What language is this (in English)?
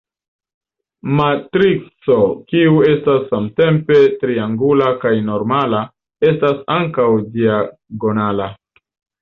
Esperanto